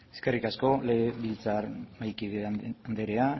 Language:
Basque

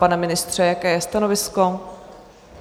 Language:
Czech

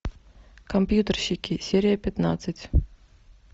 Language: Russian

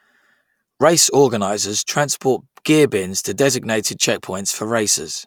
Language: English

